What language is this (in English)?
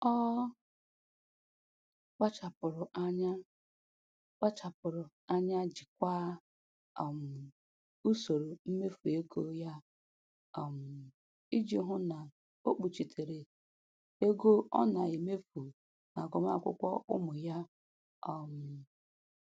Igbo